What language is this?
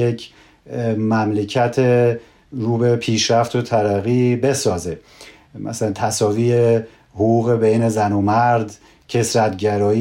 Persian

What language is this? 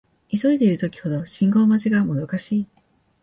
Japanese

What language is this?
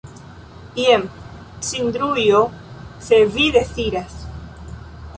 Esperanto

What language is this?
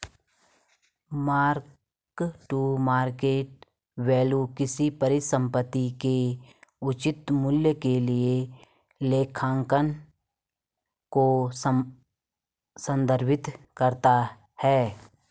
Hindi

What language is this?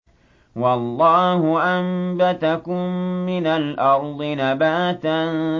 Arabic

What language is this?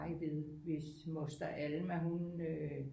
Danish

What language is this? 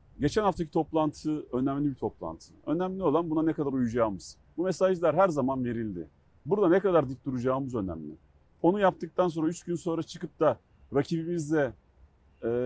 Turkish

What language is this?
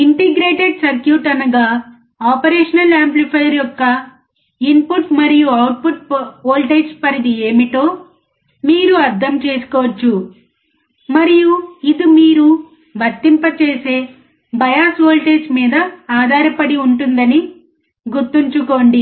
Telugu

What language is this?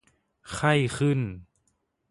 Thai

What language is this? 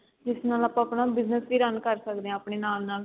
Punjabi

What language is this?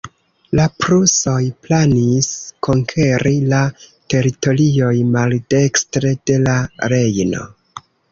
Esperanto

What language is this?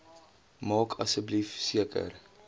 Afrikaans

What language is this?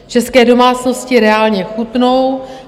Czech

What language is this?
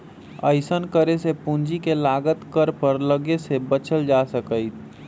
Magahi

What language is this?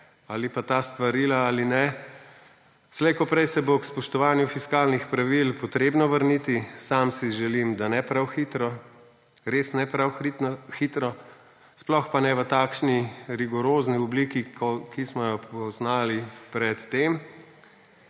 Slovenian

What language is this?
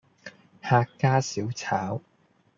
Cantonese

